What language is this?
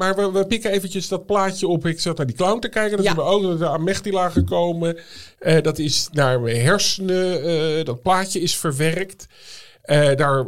Dutch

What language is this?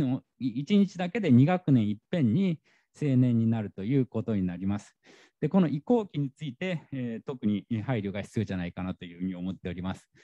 Japanese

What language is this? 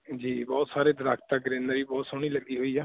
Punjabi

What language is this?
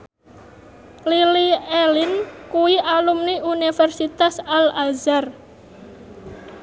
Javanese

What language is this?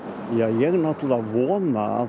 Icelandic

